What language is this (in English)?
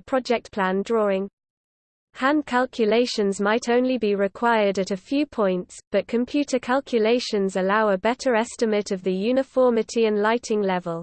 English